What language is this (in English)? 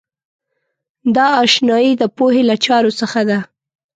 Pashto